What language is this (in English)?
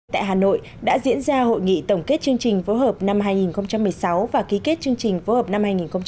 Vietnamese